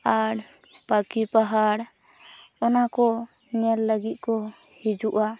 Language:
Santali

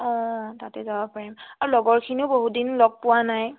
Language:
Assamese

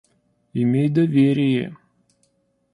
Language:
Russian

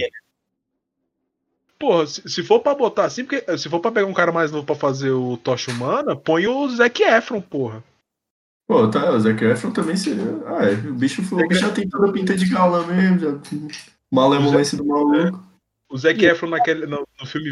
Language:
Portuguese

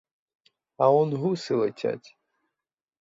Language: Ukrainian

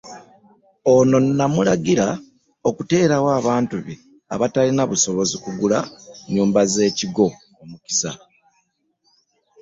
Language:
Ganda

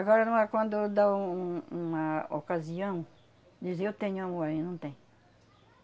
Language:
Portuguese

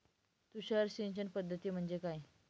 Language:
Marathi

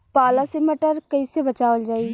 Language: Bhojpuri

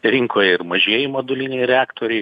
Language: Lithuanian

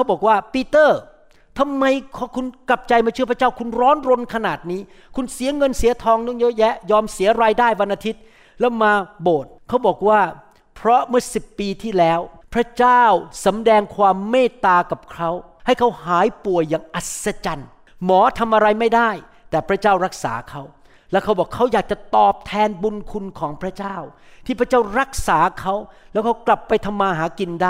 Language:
Thai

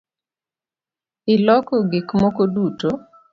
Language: Luo (Kenya and Tanzania)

